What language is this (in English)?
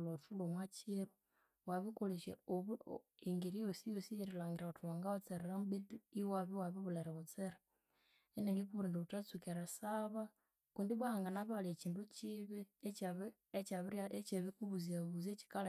Konzo